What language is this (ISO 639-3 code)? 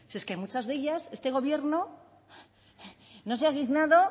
spa